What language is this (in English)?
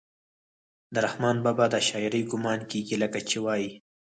Pashto